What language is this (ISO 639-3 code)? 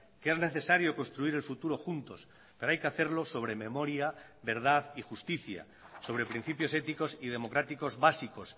spa